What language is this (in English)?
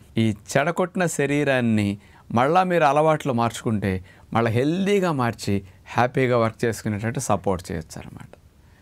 Telugu